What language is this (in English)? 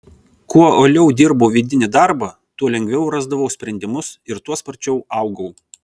Lithuanian